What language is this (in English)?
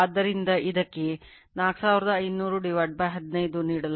Kannada